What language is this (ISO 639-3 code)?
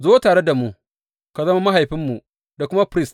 hau